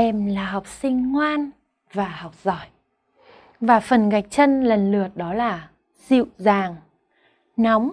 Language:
Vietnamese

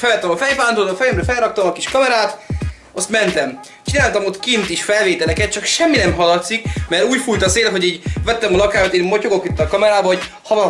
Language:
Hungarian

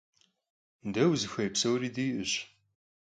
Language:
Kabardian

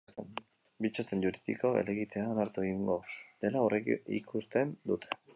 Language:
Basque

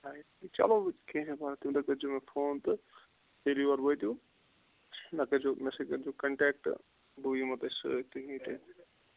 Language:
Kashmiri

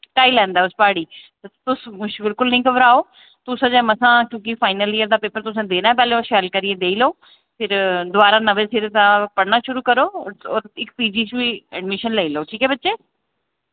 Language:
Dogri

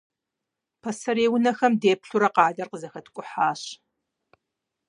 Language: Kabardian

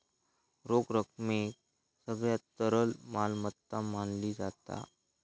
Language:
Marathi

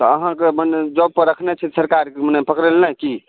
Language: Maithili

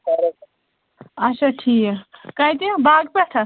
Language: Kashmiri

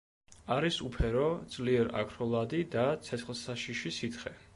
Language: Georgian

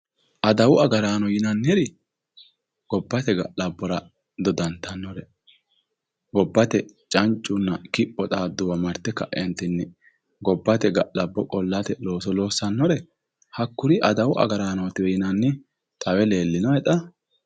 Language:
Sidamo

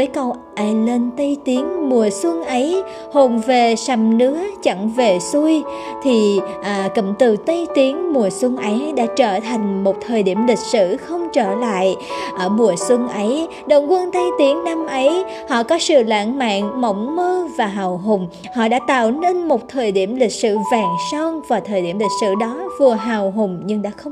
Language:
Vietnamese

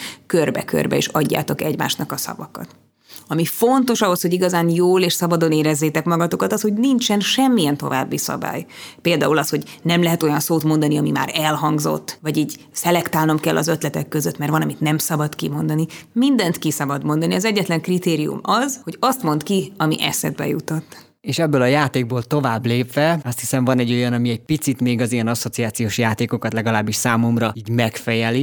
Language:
Hungarian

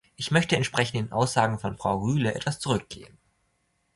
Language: German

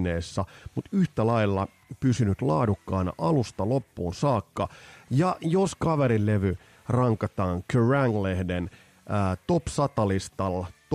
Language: Finnish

